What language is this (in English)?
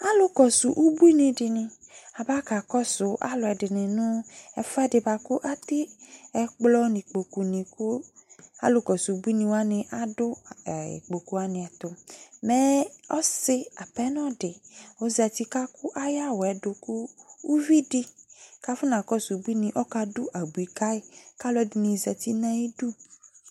Ikposo